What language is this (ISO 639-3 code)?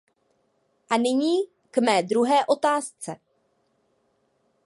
ces